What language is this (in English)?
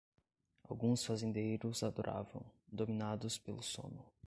Portuguese